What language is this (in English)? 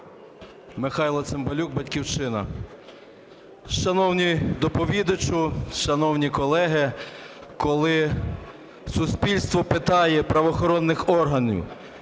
Ukrainian